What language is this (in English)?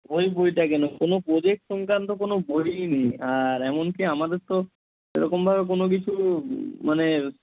Bangla